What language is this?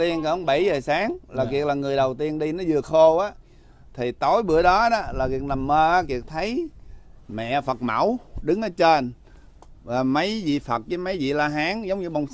Vietnamese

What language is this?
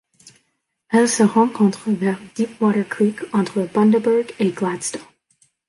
French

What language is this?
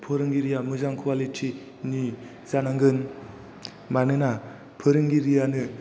Bodo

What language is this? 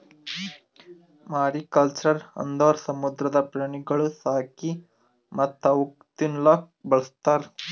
Kannada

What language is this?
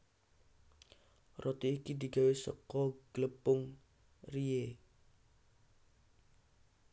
Javanese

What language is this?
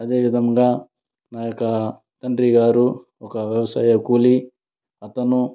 Telugu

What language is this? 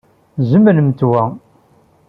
Kabyle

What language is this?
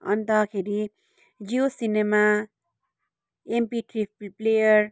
Nepali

